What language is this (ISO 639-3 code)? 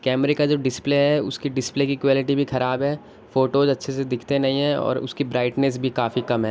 urd